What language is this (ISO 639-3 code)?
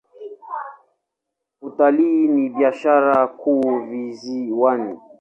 swa